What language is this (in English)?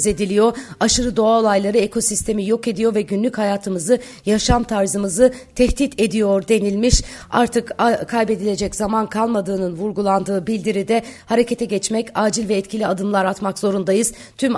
Turkish